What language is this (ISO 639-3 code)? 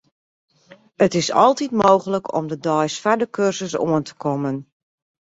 fry